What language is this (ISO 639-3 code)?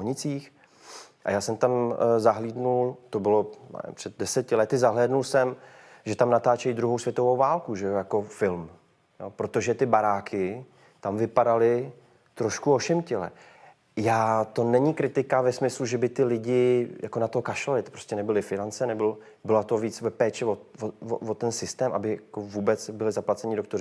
ces